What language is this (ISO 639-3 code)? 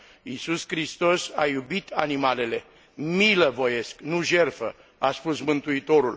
ron